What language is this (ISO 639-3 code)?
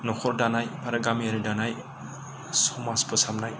brx